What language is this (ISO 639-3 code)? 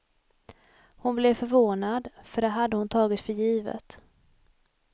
swe